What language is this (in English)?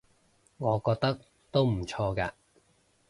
Cantonese